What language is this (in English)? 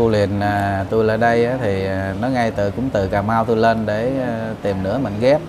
Vietnamese